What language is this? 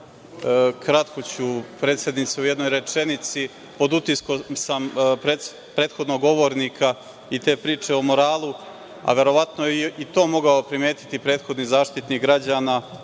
Serbian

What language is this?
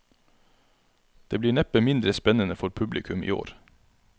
Norwegian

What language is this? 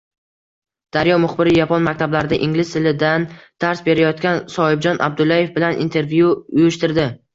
Uzbek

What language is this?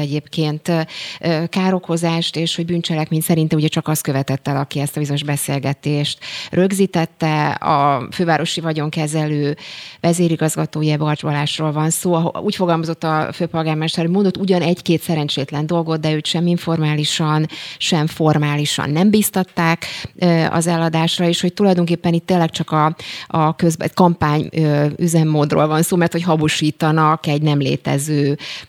Hungarian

